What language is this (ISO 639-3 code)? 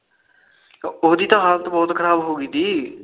pan